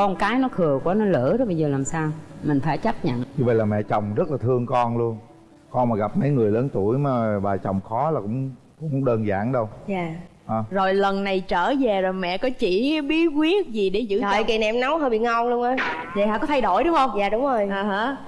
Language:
Vietnamese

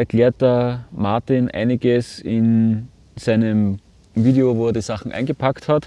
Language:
German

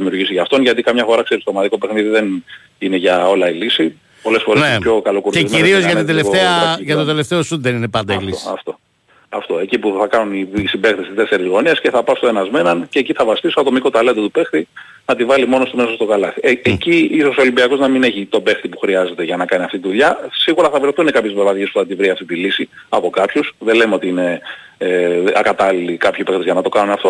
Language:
Greek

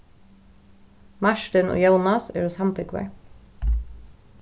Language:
Faroese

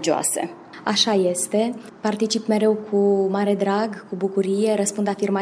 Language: Romanian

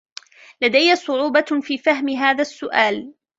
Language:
Arabic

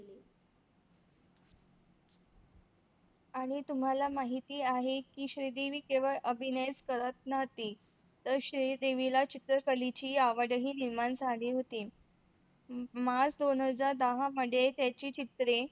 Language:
Marathi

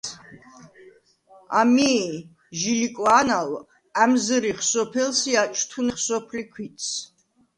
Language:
Svan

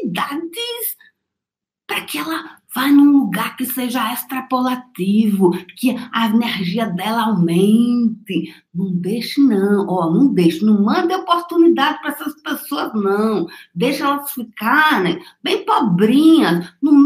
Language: Portuguese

